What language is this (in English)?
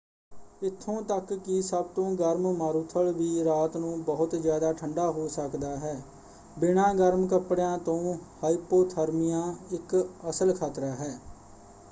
Punjabi